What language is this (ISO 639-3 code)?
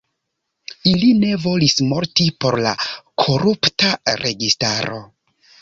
epo